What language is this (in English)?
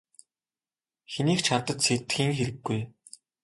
Mongolian